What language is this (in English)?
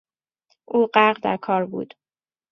Persian